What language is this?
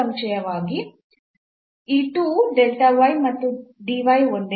Kannada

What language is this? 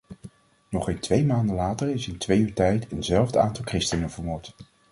Dutch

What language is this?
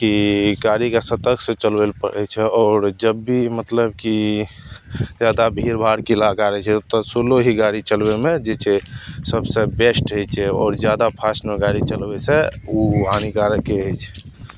Maithili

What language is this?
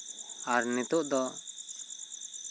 Santali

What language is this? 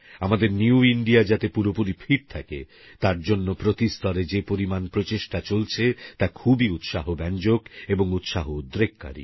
Bangla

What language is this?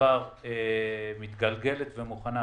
Hebrew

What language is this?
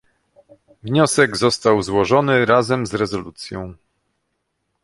Polish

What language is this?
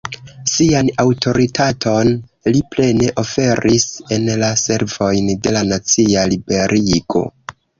Esperanto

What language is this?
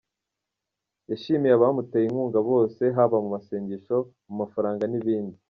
Kinyarwanda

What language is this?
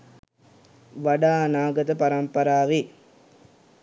Sinhala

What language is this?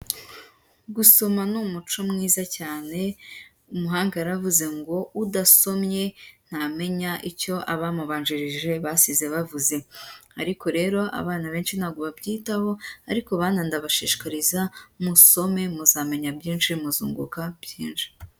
Kinyarwanda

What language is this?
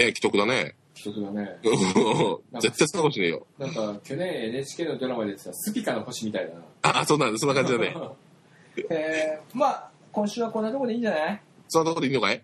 Japanese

